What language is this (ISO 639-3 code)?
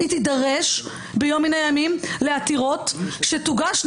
heb